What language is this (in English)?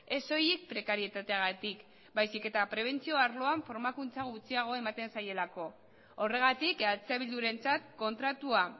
Basque